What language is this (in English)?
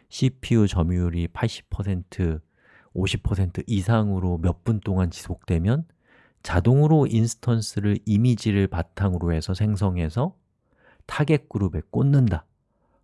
Korean